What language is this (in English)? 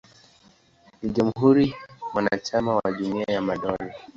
Swahili